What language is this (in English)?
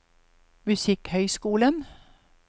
Norwegian